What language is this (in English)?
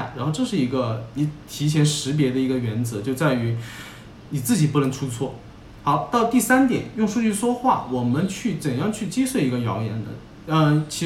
Chinese